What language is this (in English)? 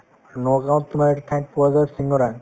Assamese